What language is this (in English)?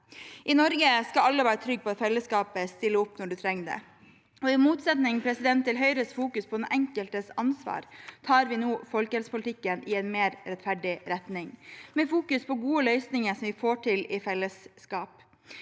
Norwegian